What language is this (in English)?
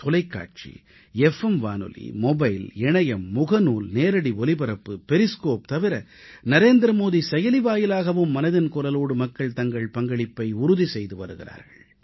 Tamil